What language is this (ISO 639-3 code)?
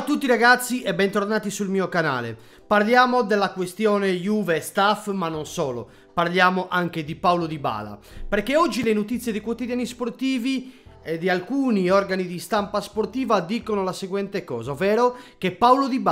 ita